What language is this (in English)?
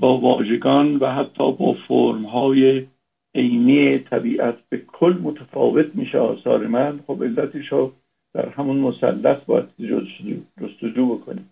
Persian